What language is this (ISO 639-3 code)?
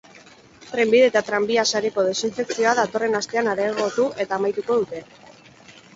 eus